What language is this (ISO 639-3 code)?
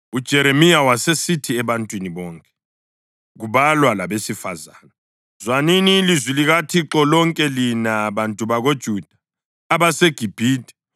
nde